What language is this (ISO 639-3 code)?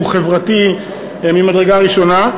heb